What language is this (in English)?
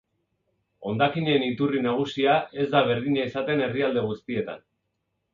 Basque